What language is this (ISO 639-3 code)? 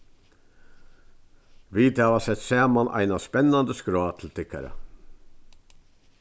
fao